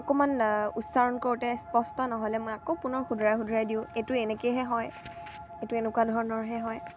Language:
Assamese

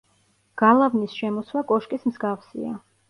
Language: Georgian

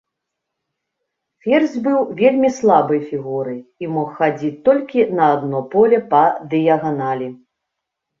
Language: Belarusian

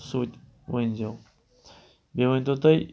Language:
Kashmiri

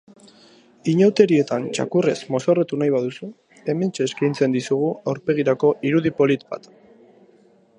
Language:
Basque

